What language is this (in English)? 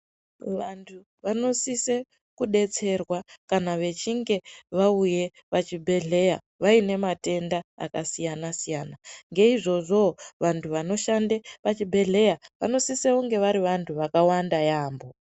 Ndau